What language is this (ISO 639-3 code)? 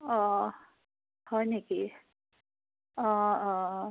asm